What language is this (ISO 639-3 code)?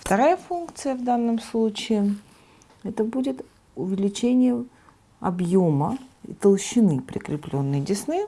rus